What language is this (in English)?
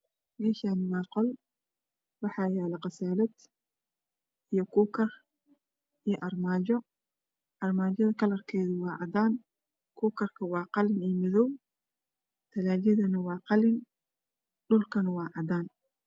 Somali